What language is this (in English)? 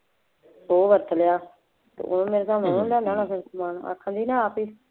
Punjabi